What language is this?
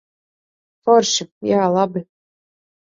Latvian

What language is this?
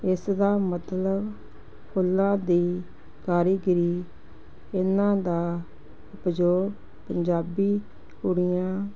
Punjabi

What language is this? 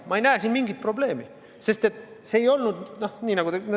Estonian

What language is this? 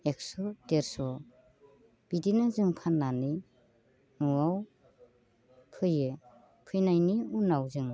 Bodo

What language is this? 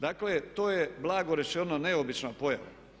Croatian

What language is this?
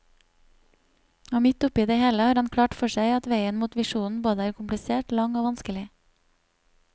Norwegian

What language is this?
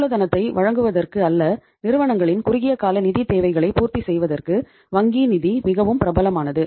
Tamil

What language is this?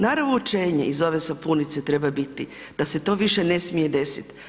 Croatian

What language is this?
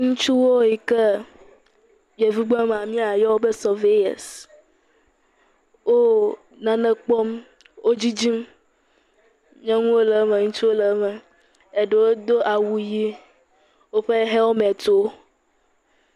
Ewe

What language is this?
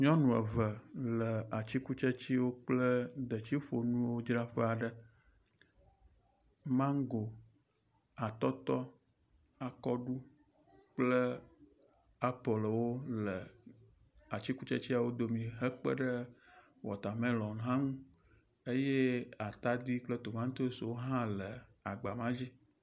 Ewe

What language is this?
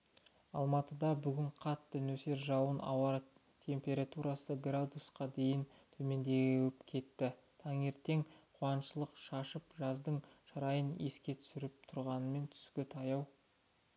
Kazakh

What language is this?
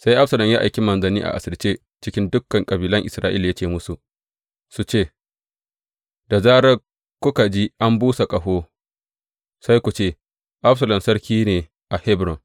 Hausa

